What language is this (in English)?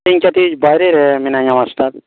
Santali